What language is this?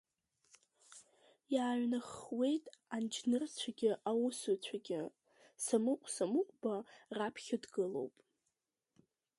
Abkhazian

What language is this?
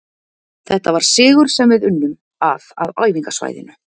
Icelandic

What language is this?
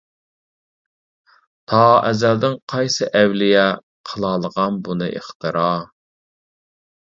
Uyghur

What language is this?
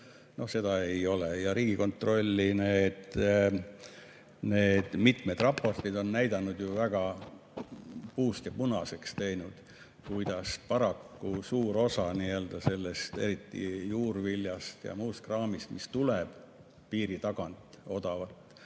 Estonian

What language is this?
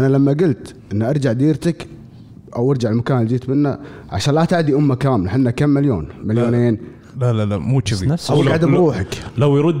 Arabic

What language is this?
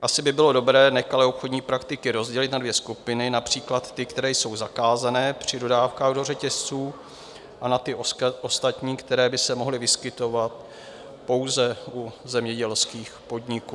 Czech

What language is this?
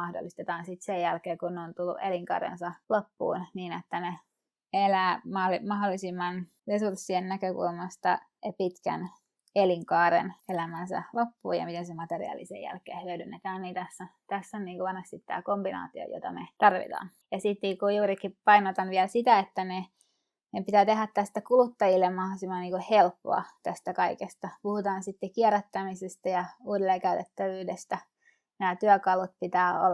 Finnish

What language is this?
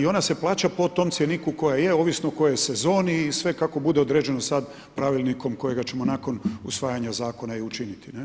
Croatian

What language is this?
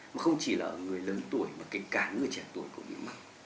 Vietnamese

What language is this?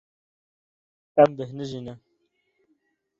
Kurdish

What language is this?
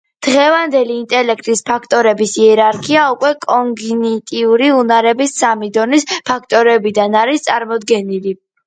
Georgian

